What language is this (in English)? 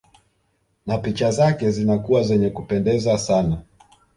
Swahili